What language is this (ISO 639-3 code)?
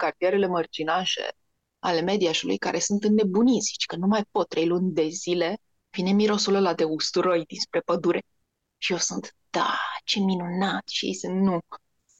ron